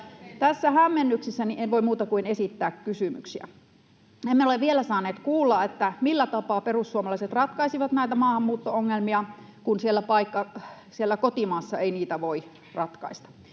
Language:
Finnish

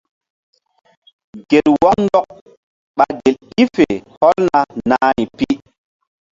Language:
Mbum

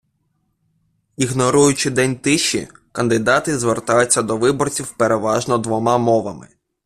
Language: Ukrainian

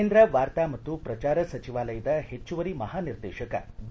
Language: Kannada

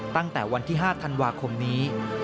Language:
Thai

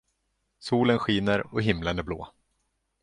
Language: Swedish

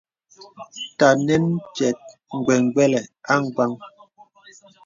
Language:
Bebele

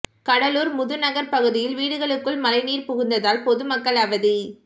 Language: Tamil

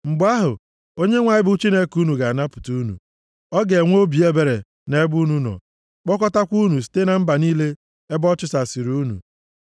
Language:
Igbo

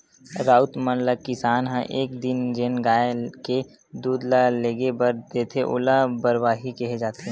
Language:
Chhattisgarhi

